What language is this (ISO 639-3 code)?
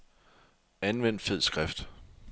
dan